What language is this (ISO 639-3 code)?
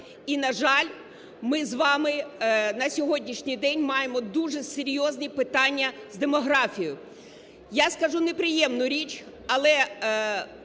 ukr